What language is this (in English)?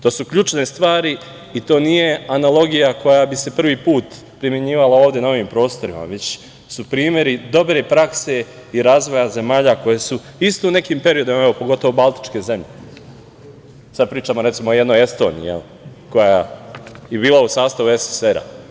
Serbian